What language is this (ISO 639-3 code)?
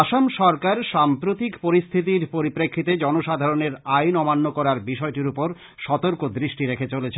ben